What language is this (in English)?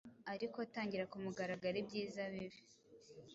Kinyarwanda